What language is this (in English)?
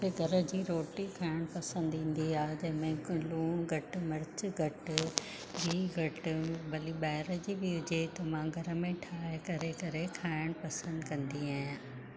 Sindhi